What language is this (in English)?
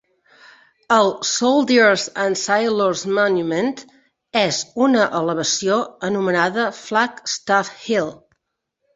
Catalan